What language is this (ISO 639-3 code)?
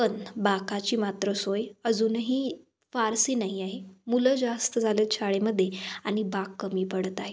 mar